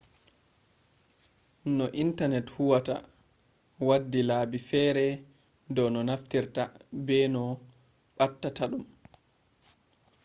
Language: Fula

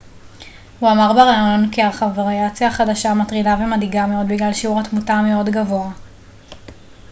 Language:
Hebrew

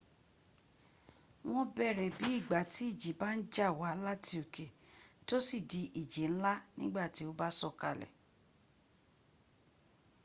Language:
Yoruba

